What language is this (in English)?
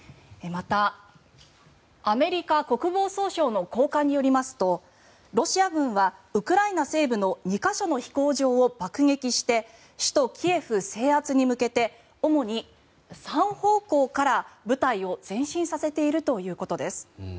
Japanese